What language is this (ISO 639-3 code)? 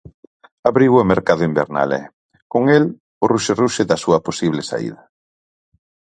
glg